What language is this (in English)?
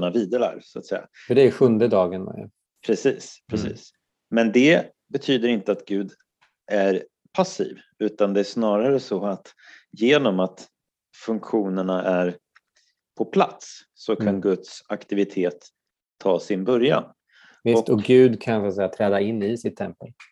Swedish